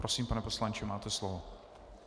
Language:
Czech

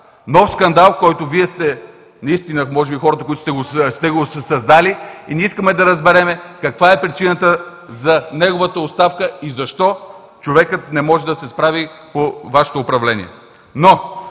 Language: Bulgarian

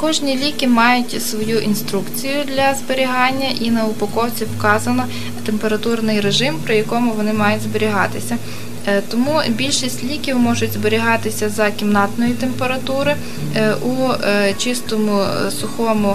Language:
Ukrainian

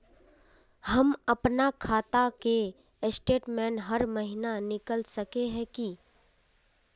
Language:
Magahi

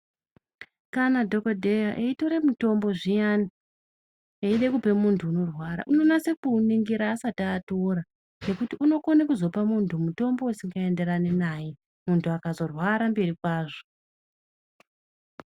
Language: Ndau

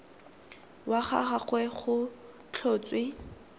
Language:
Tswana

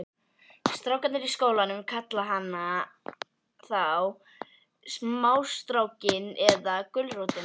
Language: Icelandic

